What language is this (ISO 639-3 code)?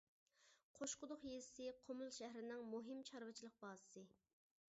uig